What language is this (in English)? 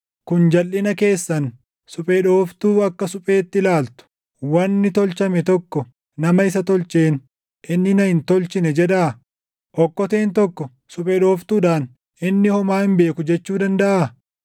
Oromo